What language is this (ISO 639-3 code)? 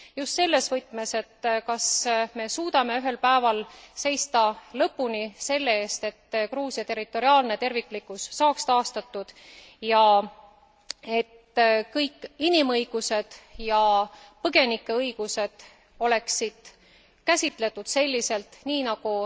est